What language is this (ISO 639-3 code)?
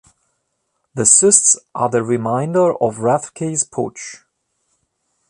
eng